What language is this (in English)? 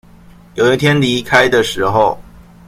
Chinese